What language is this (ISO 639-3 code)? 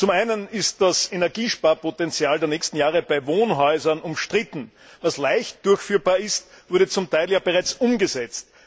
deu